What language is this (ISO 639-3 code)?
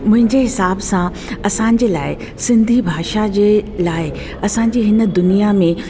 snd